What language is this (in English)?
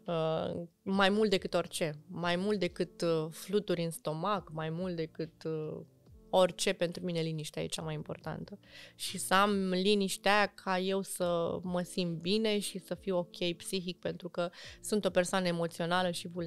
Romanian